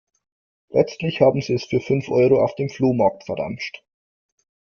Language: German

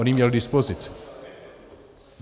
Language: Czech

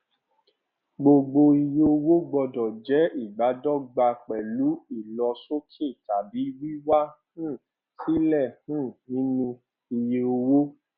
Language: Yoruba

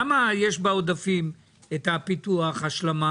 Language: Hebrew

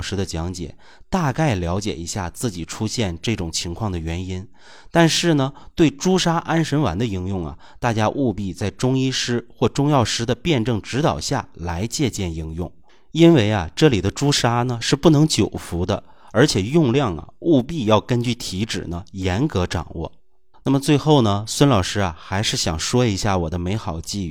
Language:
Chinese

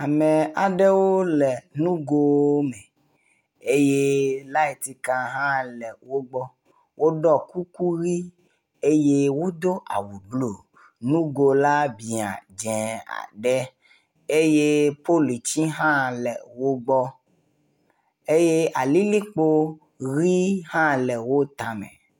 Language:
Ewe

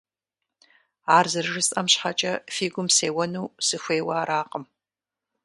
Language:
Kabardian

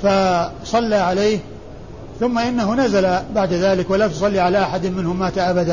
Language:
Arabic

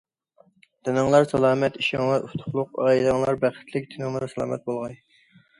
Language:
Uyghur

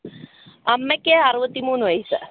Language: Malayalam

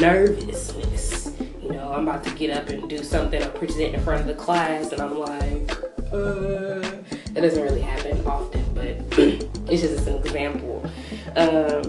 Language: English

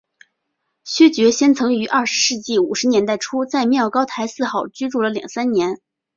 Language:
Chinese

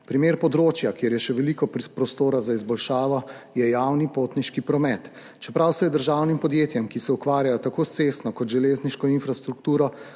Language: Slovenian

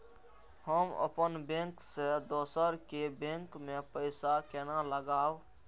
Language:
Maithili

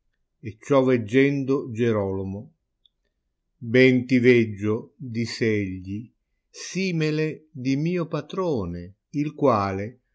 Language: Italian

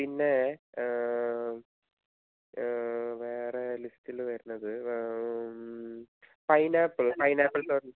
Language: Malayalam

